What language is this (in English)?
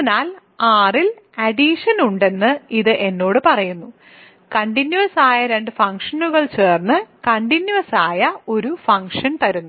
Malayalam